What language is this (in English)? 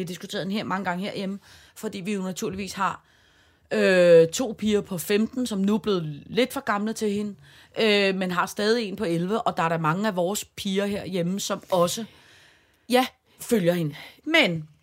Danish